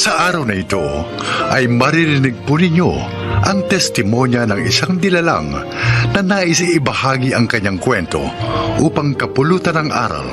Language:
Filipino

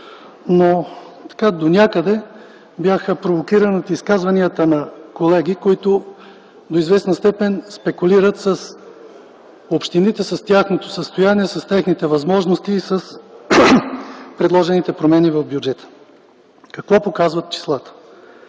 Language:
Bulgarian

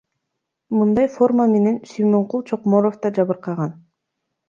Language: Kyrgyz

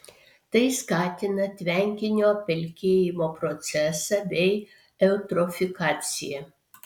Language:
Lithuanian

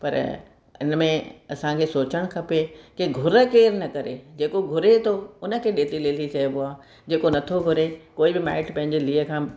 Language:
Sindhi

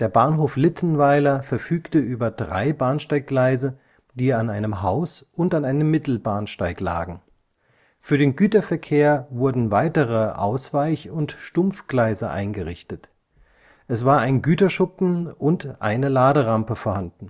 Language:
German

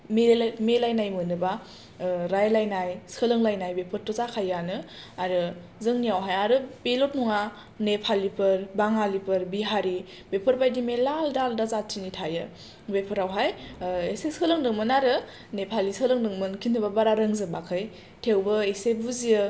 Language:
Bodo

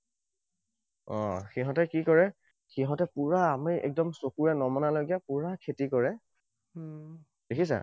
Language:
Assamese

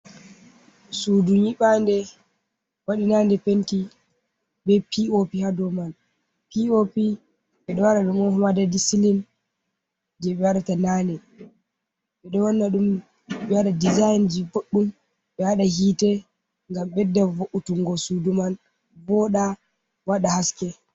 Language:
Fula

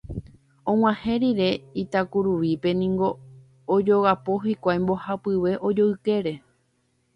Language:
Guarani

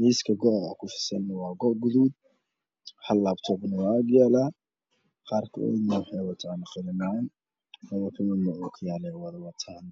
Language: Somali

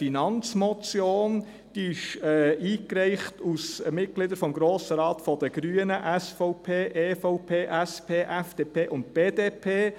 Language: Swiss German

